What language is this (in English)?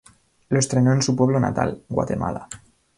Spanish